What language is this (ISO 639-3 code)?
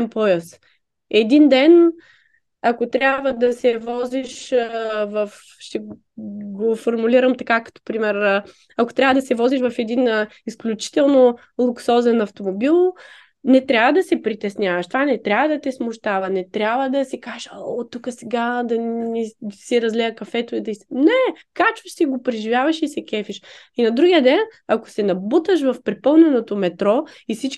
bul